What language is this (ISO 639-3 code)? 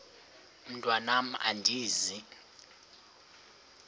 xho